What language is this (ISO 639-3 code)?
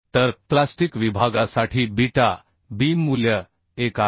mar